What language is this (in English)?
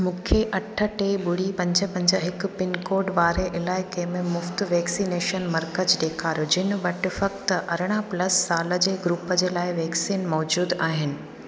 Sindhi